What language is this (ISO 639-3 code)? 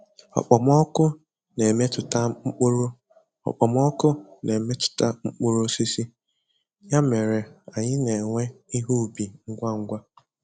ibo